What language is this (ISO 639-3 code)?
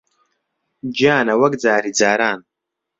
ckb